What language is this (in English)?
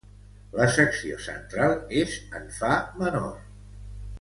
Catalan